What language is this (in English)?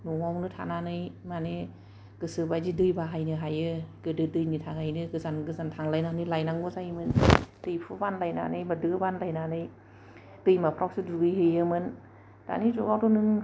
Bodo